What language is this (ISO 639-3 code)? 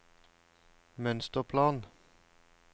nor